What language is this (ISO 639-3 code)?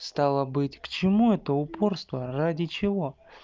rus